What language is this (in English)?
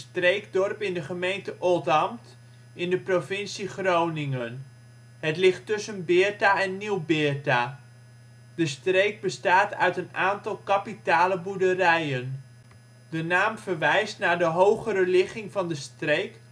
Dutch